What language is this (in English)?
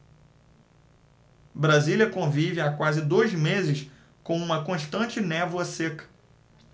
Portuguese